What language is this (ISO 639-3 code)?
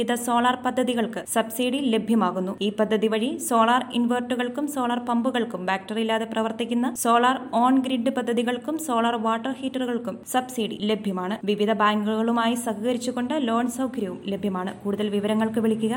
mal